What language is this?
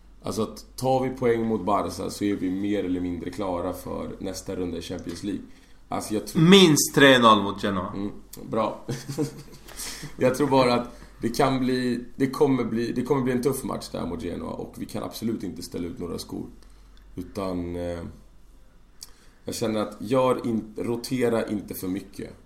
Swedish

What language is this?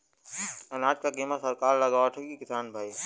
Bhojpuri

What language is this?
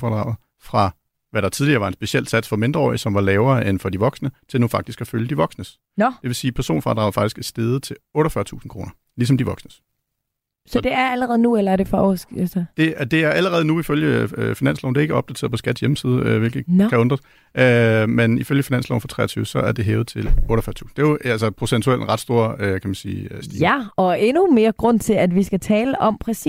Danish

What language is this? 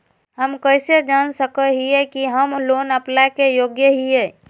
Magahi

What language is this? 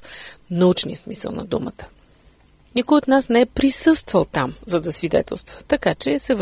Bulgarian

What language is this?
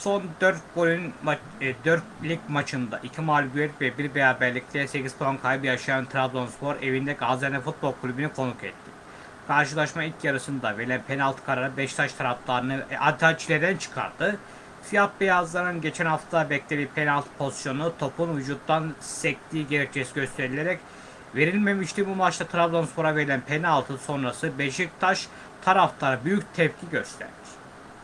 Turkish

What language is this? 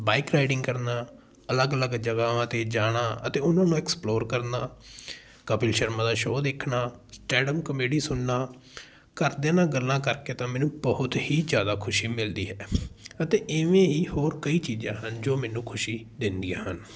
Punjabi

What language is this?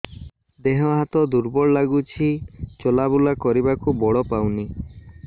Odia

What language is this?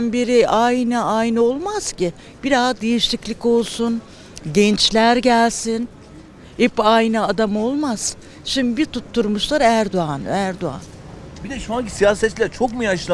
Turkish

